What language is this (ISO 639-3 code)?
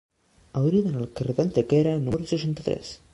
cat